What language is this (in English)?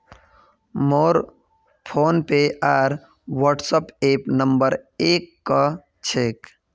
Magahi